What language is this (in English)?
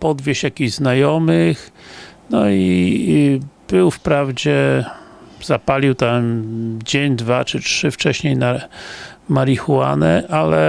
Polish